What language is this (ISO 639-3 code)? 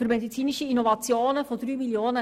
gsw